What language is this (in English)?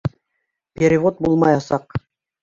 Bashkir